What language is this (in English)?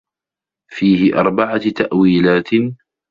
Arabic